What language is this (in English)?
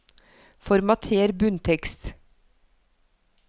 Norwegian